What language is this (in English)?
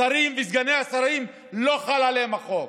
Hebrew